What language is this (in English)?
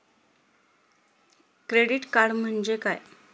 Marathi